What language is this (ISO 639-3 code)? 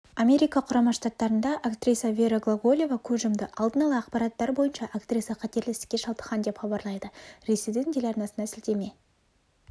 kaz